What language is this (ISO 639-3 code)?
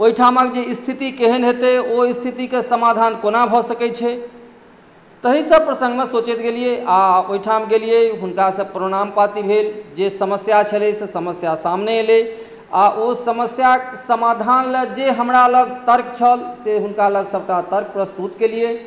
mai